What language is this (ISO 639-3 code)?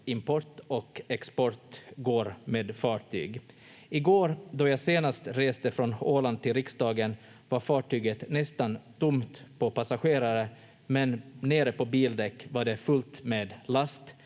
fin